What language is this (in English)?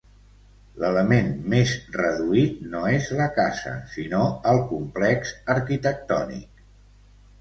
Catalan